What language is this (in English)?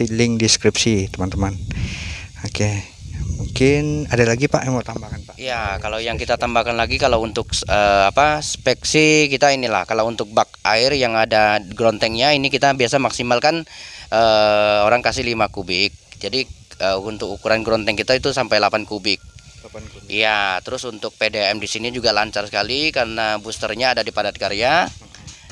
Indonesian